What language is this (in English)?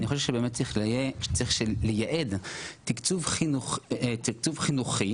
Hebrew